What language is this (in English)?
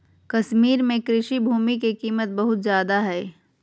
Magahi